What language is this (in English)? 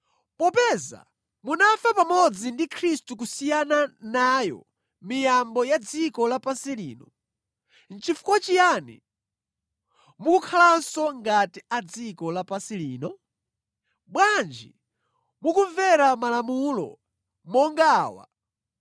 Nyanja